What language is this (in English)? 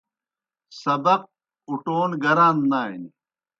Kohistani Shina